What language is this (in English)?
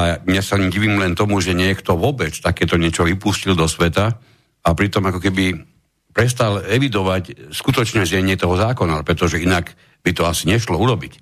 Slovak